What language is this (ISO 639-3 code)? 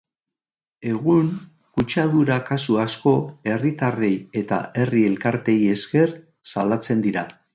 eus